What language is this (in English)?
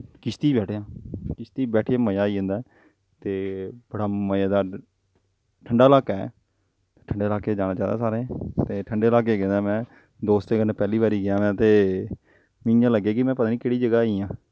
Dogri